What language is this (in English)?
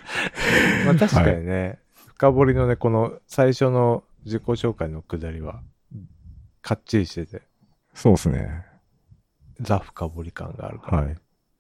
Japanese